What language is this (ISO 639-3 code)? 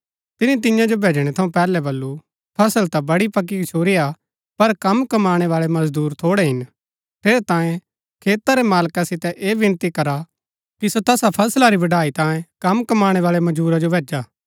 gbk